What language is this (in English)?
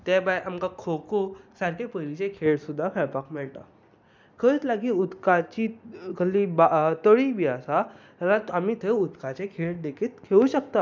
Konkani